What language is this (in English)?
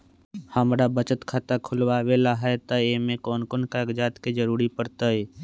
Magahi